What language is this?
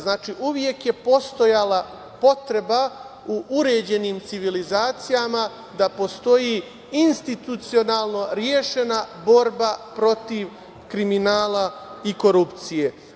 Serbian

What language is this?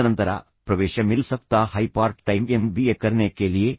Kannada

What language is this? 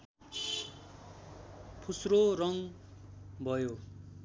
Nepali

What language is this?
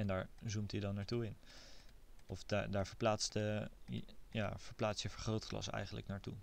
Dutch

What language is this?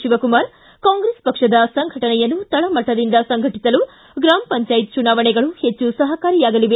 Kannada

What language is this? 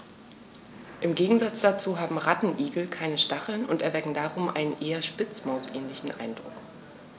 German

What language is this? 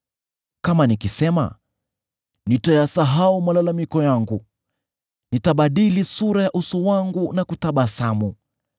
Swahili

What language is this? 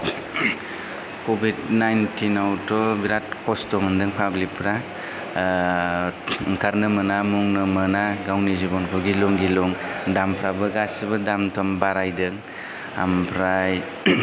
Bodo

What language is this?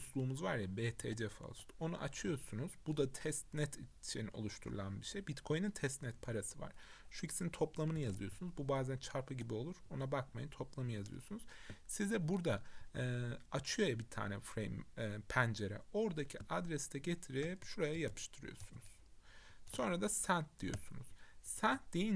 Turkish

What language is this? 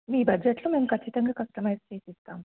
Telugu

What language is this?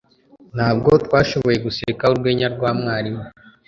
Kinyarwanda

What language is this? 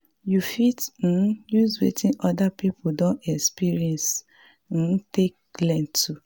Nigerian Pidgin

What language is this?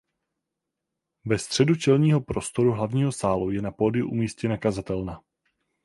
Czech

